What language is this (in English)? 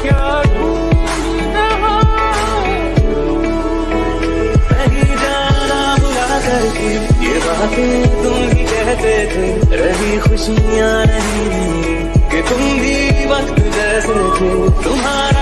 Hindi